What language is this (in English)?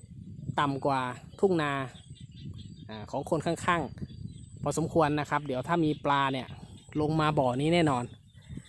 Thai